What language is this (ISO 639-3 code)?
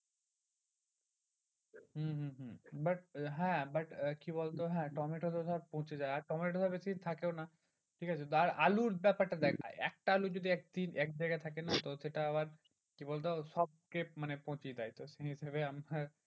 ben